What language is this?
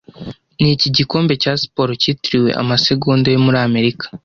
Kinyarwanda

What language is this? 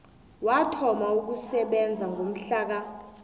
South Ndebele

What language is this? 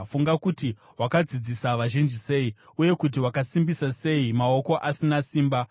Shona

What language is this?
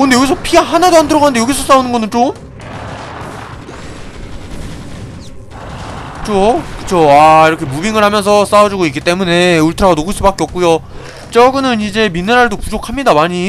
Korean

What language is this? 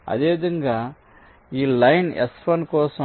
Telugu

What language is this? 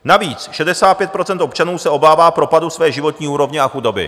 Czech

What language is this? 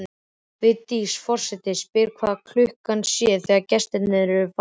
Icelandic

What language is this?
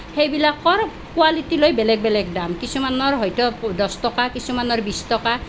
Assamese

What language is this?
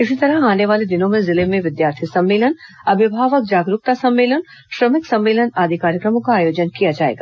Hindi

